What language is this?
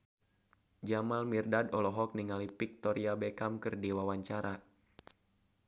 Sundanese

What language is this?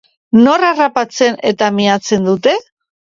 Basque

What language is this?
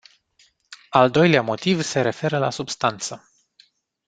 Romanian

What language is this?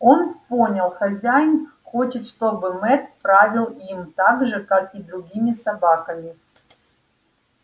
Russian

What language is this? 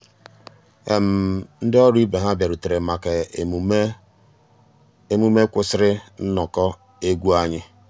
Igbo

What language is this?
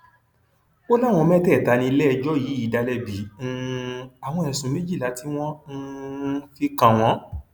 Yoruba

